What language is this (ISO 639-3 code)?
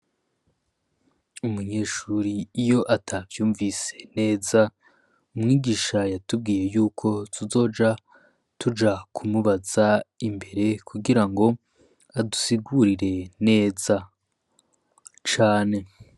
run